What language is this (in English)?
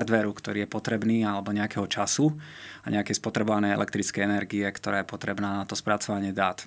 Slovak